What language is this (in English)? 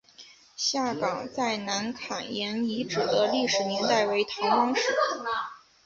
Chinese